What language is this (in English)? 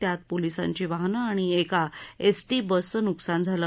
Marathi